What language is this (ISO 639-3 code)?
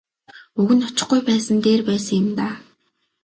mon